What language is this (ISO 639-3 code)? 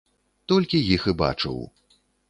bel